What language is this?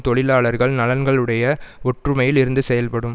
Tamil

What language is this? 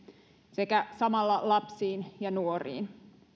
Finnish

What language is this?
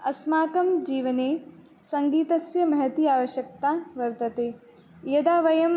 Sanskrit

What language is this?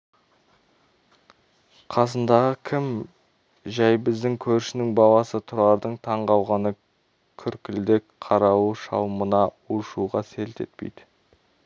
Kazakh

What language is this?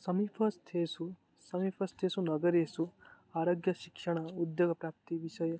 Sanskrit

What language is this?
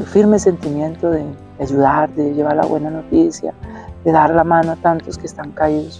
Spanish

